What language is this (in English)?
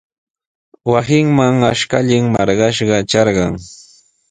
Sihuas Ancash Quechua